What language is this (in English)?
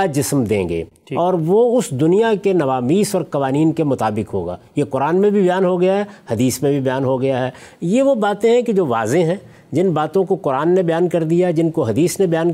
Urdu